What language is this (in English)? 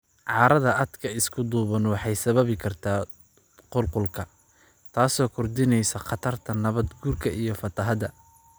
Somali